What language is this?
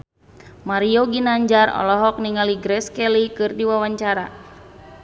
Sundanese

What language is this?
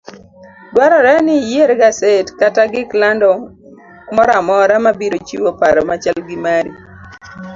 Luo (Kenya and Tanzania)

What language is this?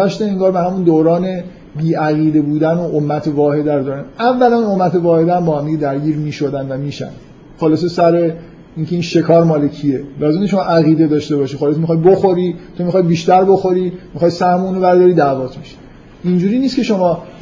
Persian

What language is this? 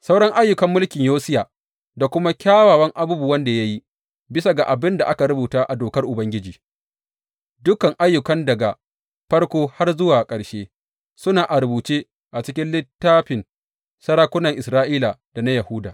Hausa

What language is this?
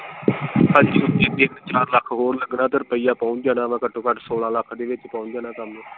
Punjabi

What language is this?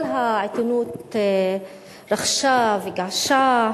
Hebrew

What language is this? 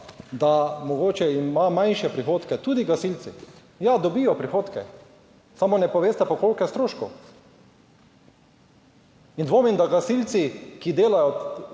Slovenian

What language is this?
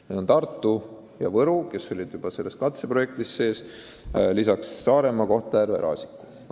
Estonian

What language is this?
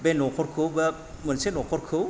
Bodo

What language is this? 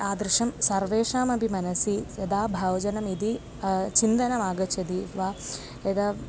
Sanskrit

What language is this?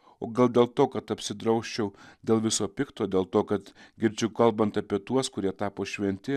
Lithuanian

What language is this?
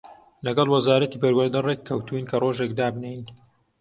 Central Kurdish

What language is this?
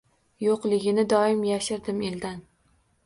Uzbek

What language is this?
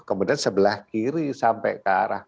Indonesian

